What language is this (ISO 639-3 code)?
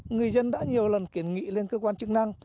vie